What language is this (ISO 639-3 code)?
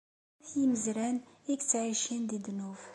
kab